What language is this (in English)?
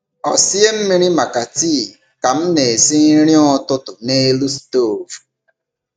Igbo